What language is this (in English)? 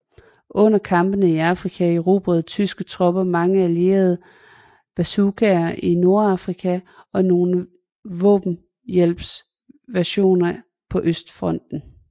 Danish